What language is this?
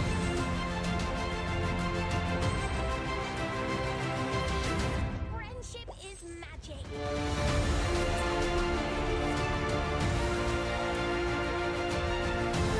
Vietnamese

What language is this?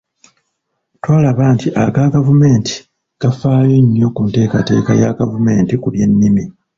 Ganda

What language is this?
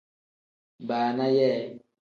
Tem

